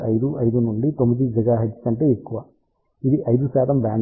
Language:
Telugu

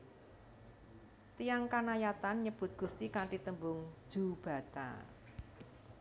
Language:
Javanese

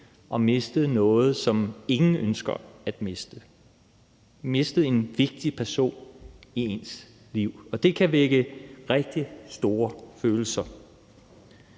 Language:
Danish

